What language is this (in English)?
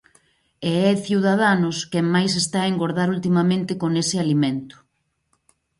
Galician